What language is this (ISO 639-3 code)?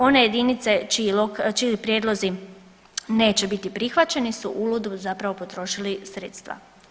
hrv